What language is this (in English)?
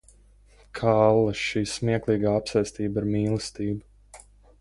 Latvian